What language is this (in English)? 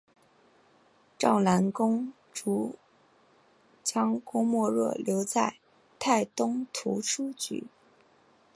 Chinese